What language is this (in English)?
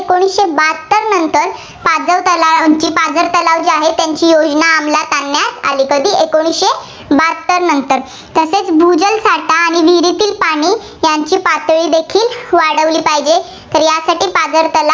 Marathi